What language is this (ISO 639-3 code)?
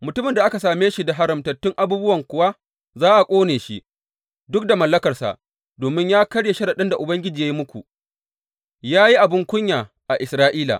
hau